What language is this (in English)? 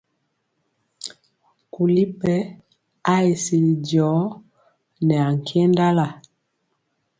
Mpiemo